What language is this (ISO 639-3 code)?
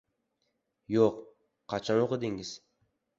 uzb